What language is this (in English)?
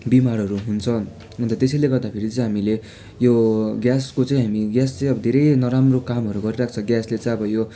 Nepali